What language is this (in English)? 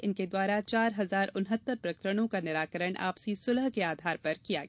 Hindi